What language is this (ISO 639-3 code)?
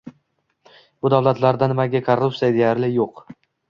uzb